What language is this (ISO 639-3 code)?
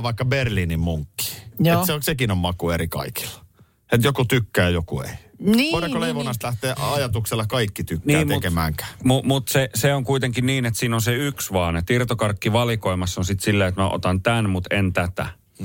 fin